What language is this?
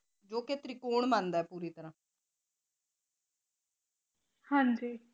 Punjabi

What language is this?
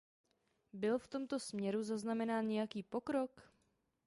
Czech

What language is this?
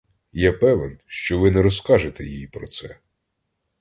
Ukrainian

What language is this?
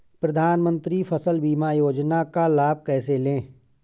Hindi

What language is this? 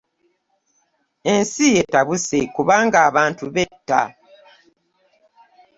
Ganda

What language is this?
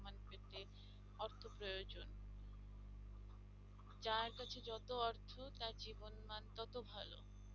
Bangla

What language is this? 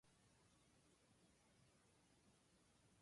Japanese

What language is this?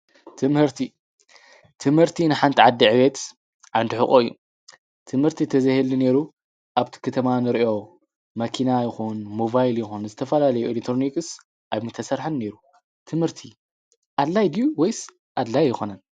Tigrinya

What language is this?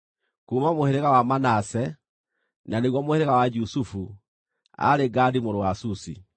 Kikuyu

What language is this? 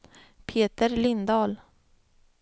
Swedish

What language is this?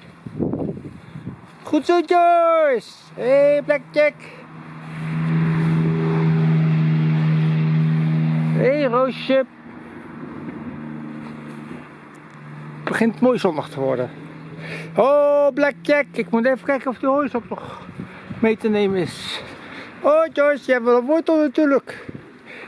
Dutch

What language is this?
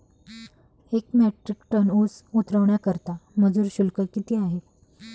Marathi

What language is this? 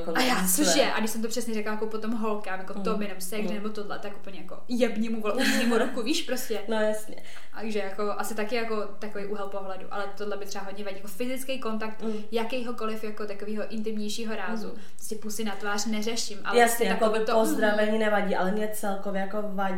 Czech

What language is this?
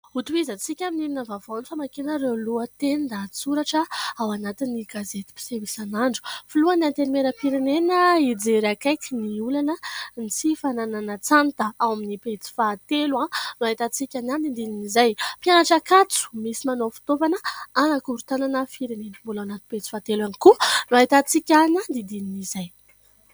Malagasy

